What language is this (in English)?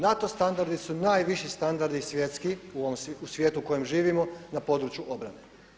Croatian